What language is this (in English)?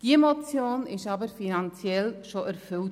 Swiss German